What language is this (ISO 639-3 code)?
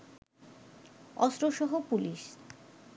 ben